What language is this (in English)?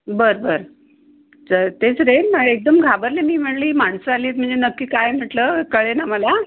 Marathi